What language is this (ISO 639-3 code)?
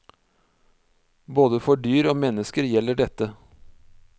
nor